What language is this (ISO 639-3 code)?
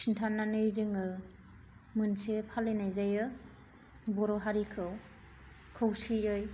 brx